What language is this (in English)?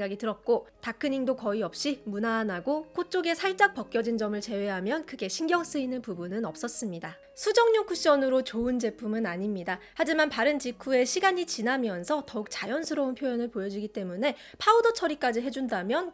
Korean